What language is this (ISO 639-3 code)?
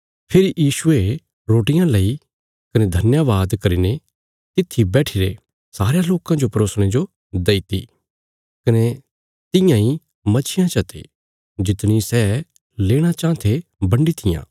kfs